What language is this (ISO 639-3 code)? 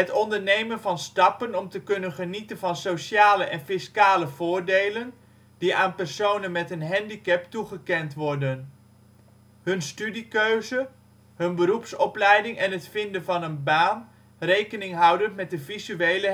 nld